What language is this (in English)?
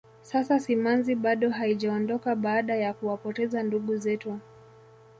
Swahili